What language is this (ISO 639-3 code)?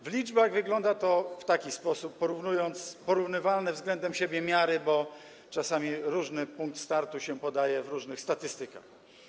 pol